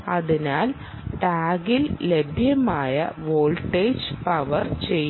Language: Malayalam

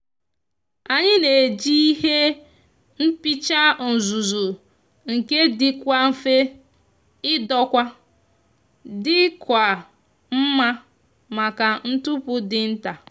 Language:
Igbo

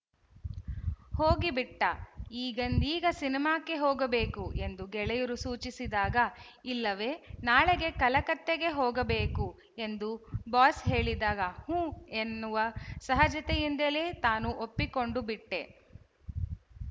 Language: Kannada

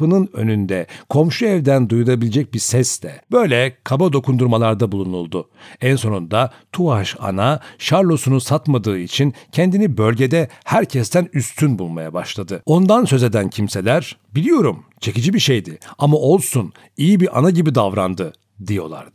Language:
Turkish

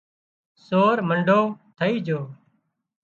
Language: Wadiyara Koli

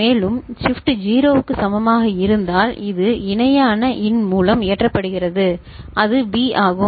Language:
Tamil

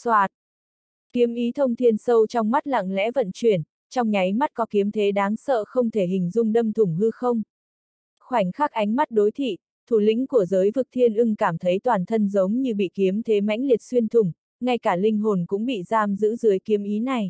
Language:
Vietnamese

